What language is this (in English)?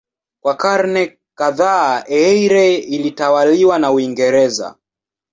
Swahili